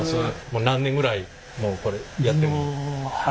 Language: Japanese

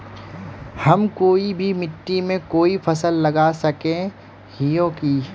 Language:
Magahi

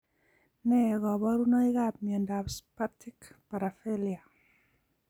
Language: Kalenjin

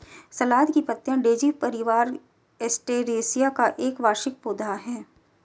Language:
Hindi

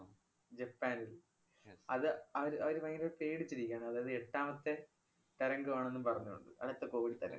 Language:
Malayalam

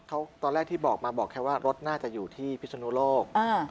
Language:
Thai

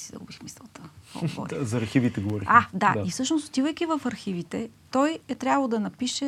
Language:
Bulgarian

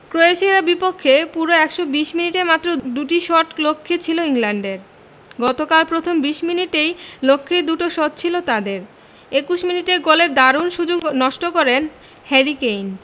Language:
Bangla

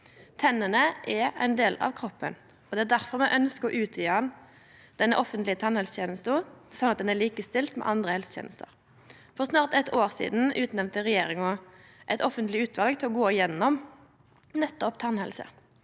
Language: Norwegian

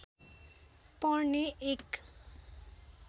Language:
Nepali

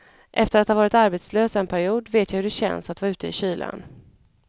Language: Swedish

